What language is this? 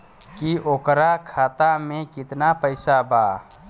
Bhojpuri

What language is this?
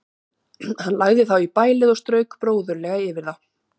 Icelandic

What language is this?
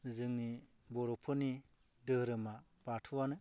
Bodo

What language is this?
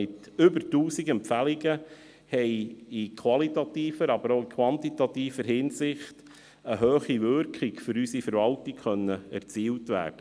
Swiss German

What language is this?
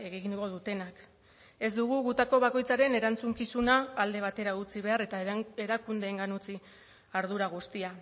Basque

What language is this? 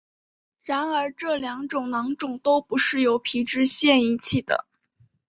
Chinese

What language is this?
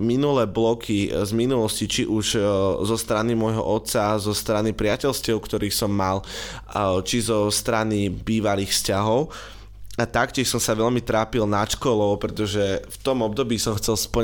Slovak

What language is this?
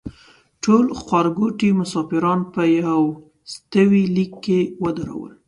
Pashto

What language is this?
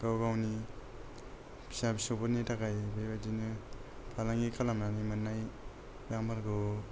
Bodo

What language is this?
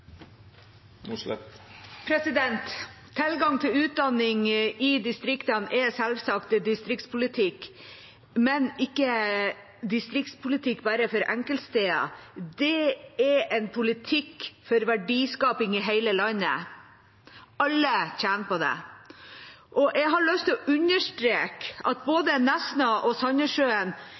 Norwegian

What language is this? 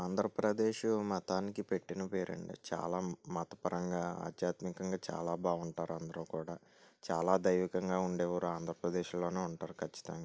Telugu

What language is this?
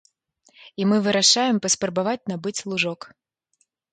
Belarusian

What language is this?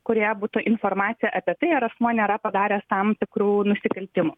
Lithuanian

